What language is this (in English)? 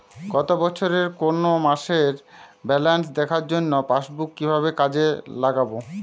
Bangla